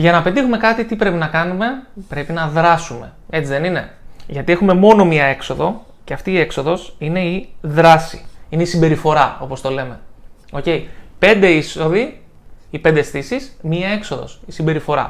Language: Greek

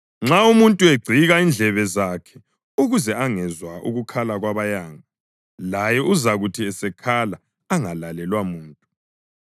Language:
North Ndebele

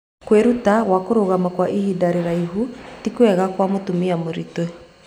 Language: Kikuyu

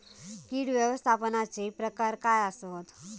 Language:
Marathi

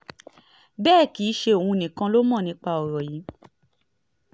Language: Yoruba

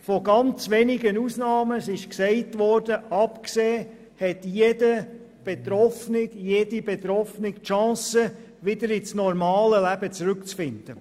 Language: Swiss German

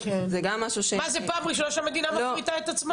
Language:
Hebrew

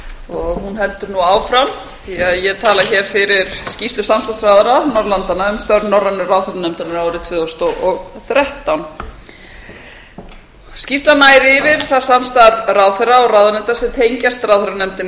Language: Icelandic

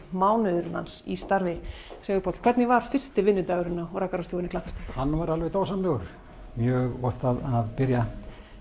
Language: Icelandic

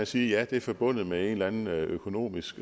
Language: Danish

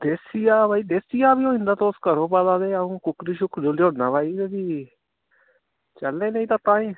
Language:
Dogri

